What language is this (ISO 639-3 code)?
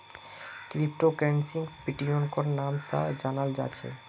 mag